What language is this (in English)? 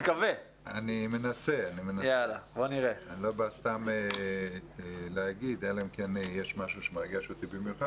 Hebrew